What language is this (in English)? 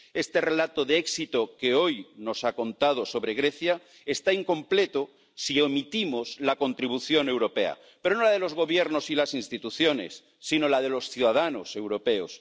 Spanish